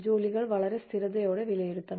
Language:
Malayalam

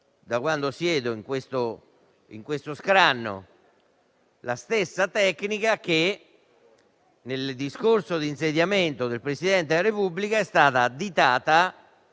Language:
Italian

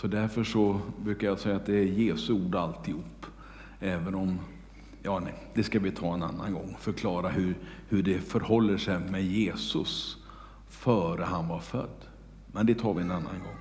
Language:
Swedish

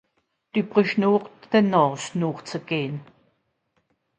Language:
Swiss German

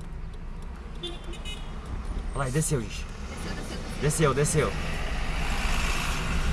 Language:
Portuguese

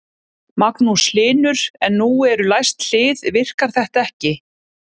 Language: Icelandic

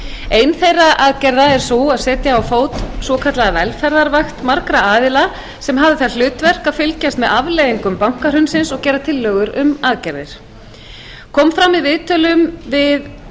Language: Icelandic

